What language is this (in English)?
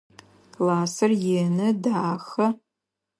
Adyghe